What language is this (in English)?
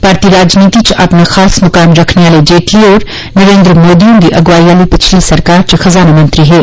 Dogri